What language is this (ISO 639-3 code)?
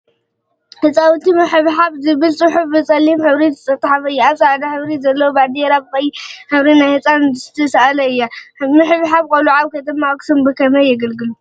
tir